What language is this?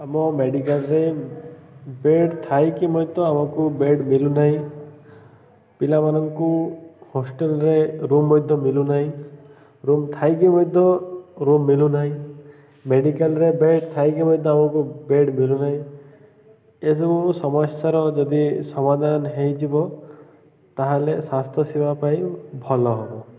Odia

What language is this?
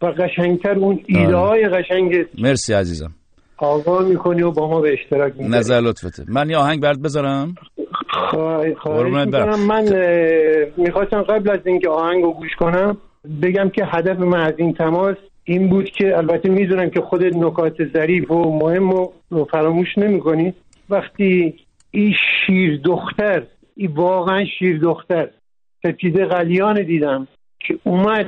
Persian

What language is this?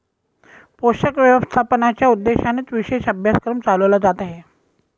Marathi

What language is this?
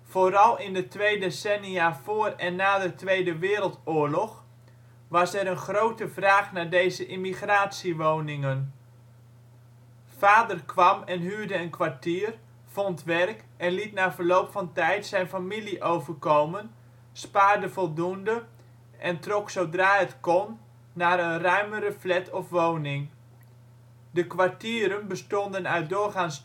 Dutch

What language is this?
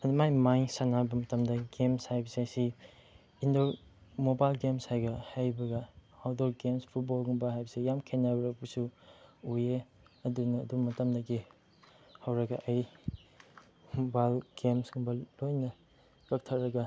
Manipuri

